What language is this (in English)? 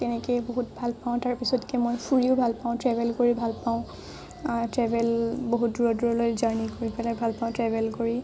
Assamese